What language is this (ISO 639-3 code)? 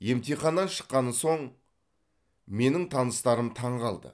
kaz